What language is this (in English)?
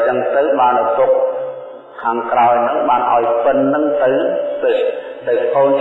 Vietnamese